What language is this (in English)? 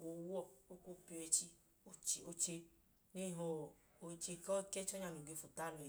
Idoma